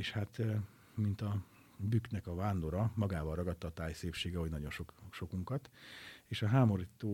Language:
Hungarian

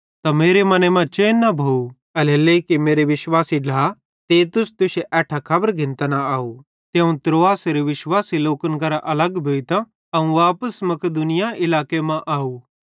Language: Bhadrawahi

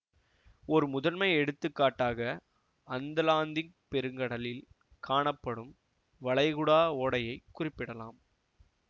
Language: Tamil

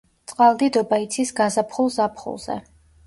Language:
Georgian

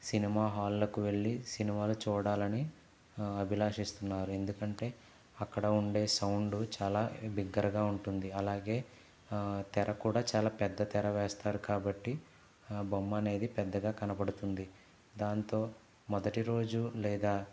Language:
Telugu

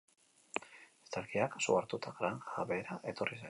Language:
Basque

